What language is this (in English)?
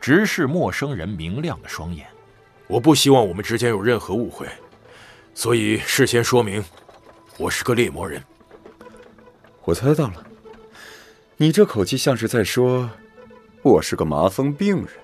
Chinese